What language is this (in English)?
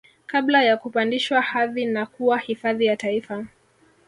Swahili